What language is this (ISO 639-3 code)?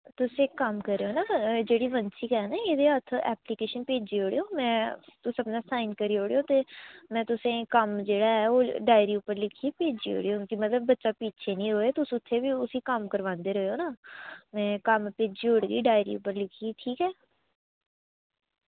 doi